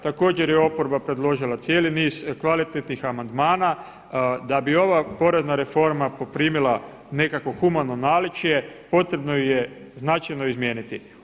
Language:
Croatian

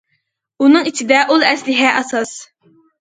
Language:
Uyghur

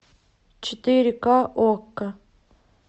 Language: Russian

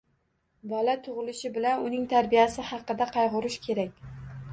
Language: Uzbek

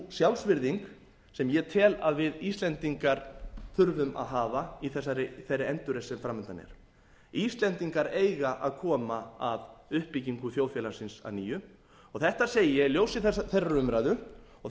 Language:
Icelandic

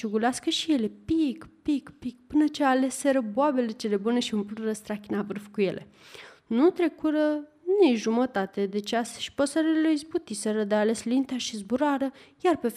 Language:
Romanian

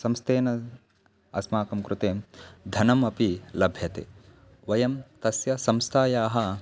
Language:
Sanskrit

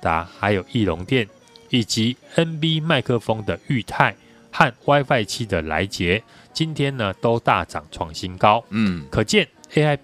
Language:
Chinese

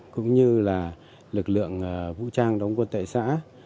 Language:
Vietnamese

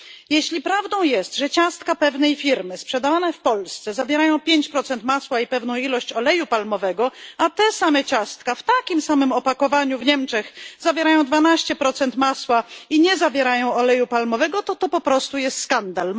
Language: Polish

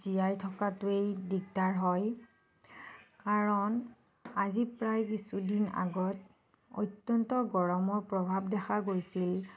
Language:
Assamese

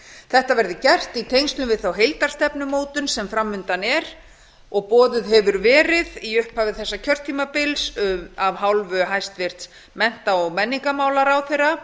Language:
Icelandic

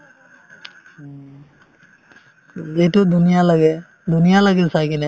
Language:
Assamese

